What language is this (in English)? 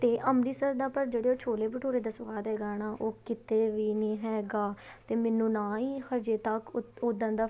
Punjabi